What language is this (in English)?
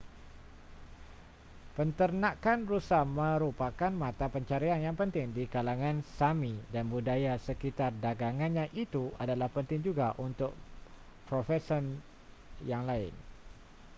Malay